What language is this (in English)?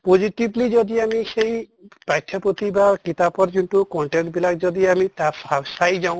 Assamese